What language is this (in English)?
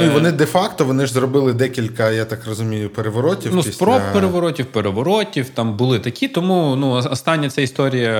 Ukrainian